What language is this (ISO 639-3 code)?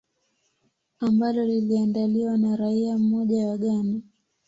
swa